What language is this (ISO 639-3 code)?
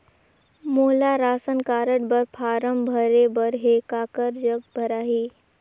hne